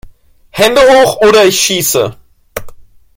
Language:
German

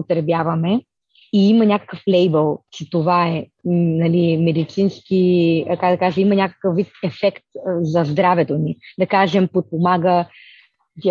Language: Bulgarian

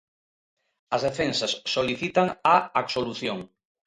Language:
Galician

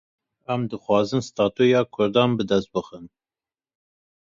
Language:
Kurdish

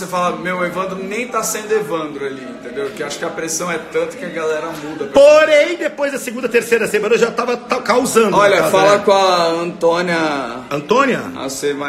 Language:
Portuguese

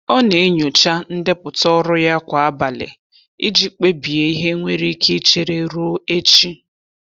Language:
Igbo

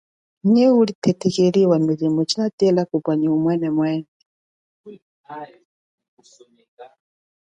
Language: Chokwe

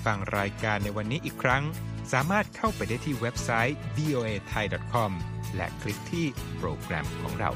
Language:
Thai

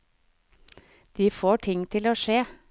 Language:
Norwegian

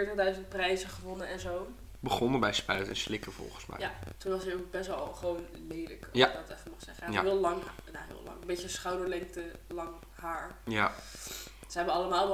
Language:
Dutch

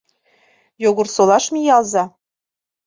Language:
Mari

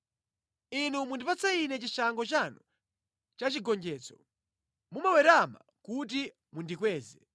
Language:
Nyanja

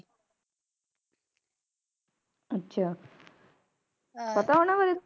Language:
Punjabi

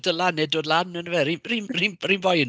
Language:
Welsh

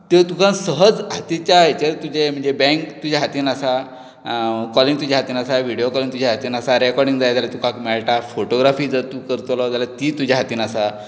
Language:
Konkani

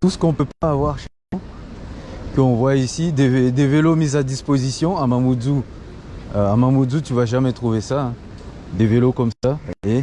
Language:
French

